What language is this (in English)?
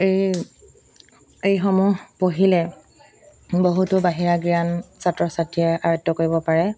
Assamese